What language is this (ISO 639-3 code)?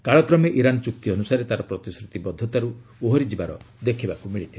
ori